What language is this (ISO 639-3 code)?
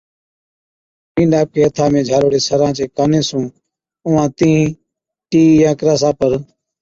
odk